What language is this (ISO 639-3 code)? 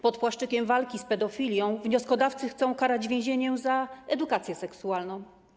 pol